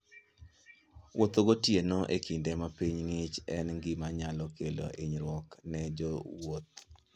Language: Luo (Kenya and Tanzania)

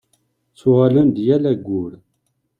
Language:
Kabyle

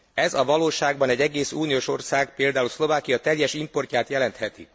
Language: Hungarian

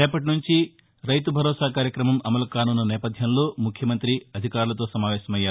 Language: Telugu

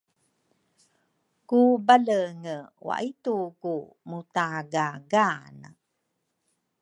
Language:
Rukai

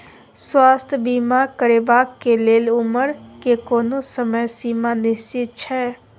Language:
Maithili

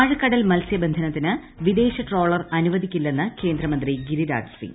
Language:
Malayalam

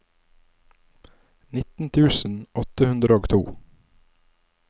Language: Norwegian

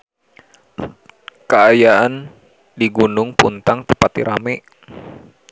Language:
Sundanese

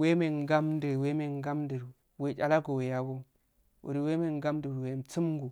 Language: Afade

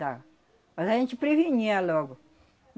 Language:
Portuguese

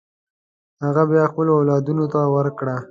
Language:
Pashto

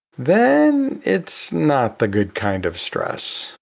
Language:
English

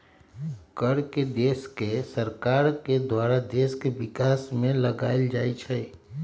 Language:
Magahi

